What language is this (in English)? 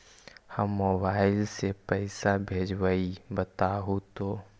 Magahi